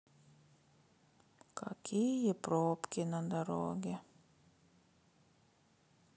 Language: Russian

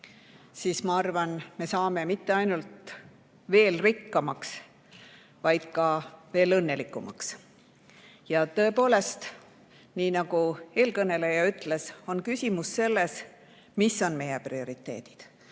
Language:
Estonian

